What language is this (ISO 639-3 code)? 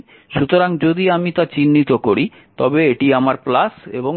ben